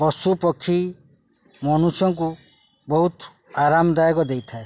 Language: Odia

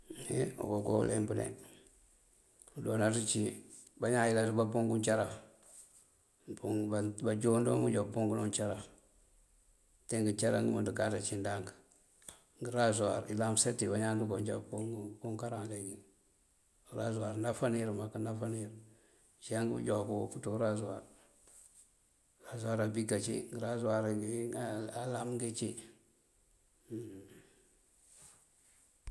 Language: Mandjak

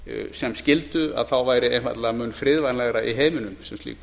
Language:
Icelandic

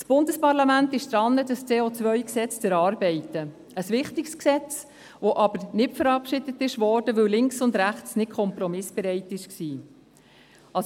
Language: Swiss German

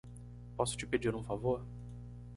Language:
Portuguese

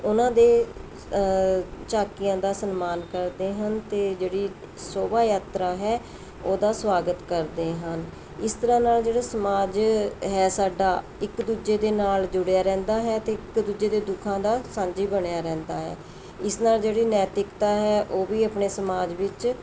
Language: Punjabi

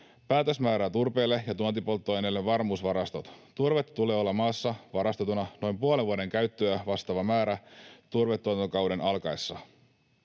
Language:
Finnish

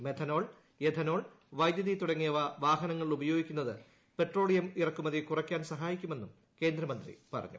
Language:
Malayalam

